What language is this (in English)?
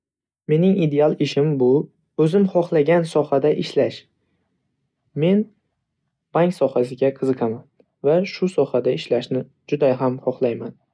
Uzbek